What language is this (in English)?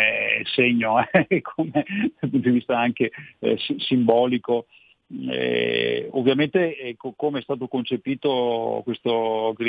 Italian